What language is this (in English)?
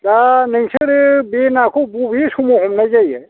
Bodo